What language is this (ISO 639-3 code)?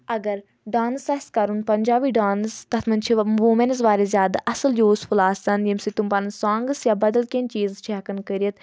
kas